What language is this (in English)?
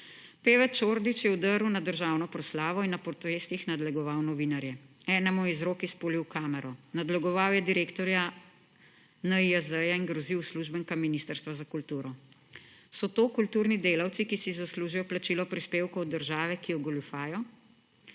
Slovenian